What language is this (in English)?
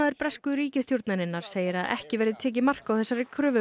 Icelandic